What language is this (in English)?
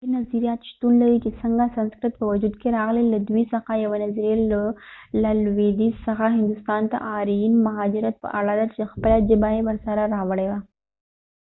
Pashto